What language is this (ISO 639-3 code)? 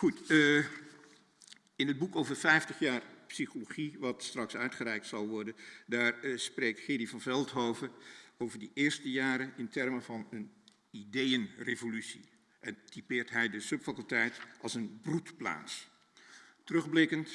nld